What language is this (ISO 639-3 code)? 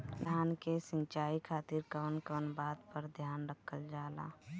bho